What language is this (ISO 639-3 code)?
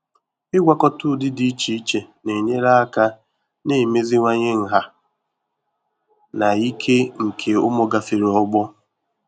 ibo